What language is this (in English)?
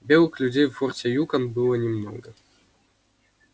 Russian